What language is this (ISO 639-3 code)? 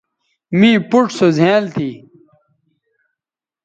btv